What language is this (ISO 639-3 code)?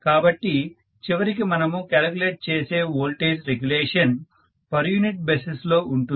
tel